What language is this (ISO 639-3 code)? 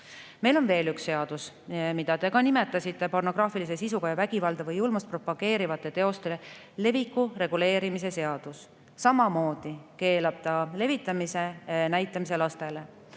est